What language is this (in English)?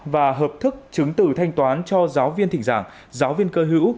Vietnamese